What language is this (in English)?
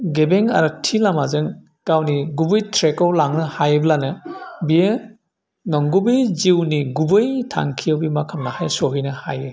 Bodo